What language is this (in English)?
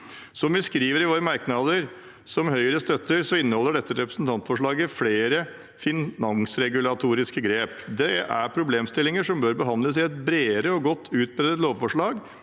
Norwegian